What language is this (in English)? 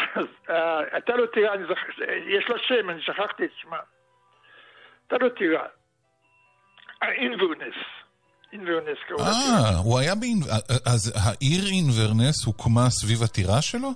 Hebrew